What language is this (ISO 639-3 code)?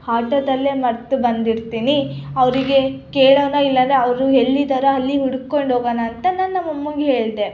kan